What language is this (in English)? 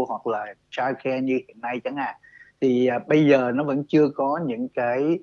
Vietnamese